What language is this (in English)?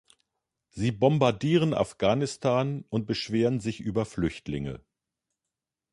German